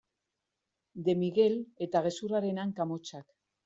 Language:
Basque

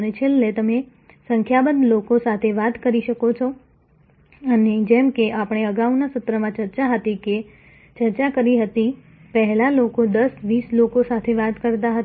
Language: Gujarati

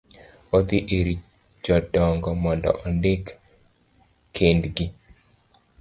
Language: Luo (Kenya and Tanzania)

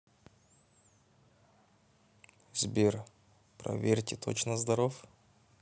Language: Russian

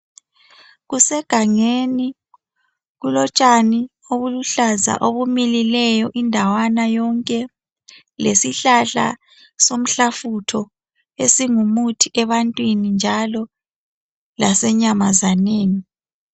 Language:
North Ndebele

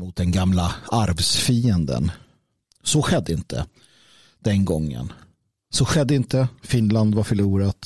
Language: Swedish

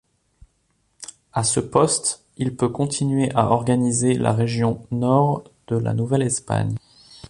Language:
French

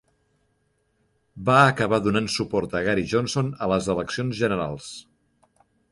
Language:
Catalan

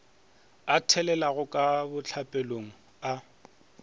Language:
Northern Sotho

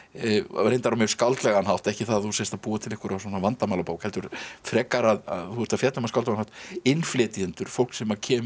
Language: Icelandic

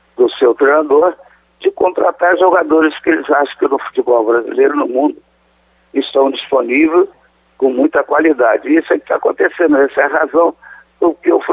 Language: Portuguese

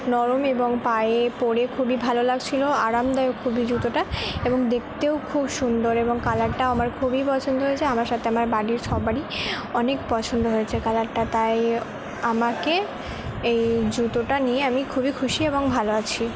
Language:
Bangla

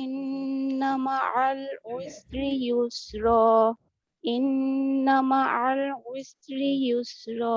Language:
Indonesian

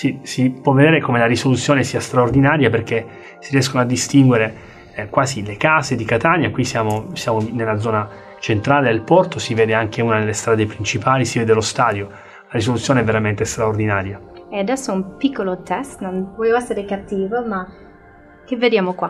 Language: Italian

